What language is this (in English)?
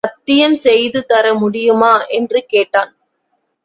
Tamil